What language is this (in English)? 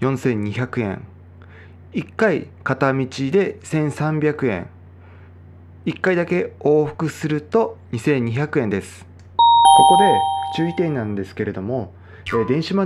Japanese